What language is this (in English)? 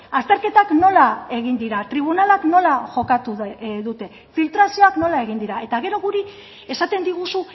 Basque